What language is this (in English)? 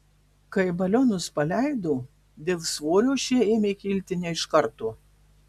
Lithuanian